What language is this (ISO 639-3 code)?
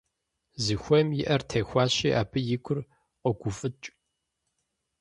kbd